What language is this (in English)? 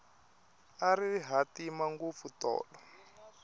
Tsonga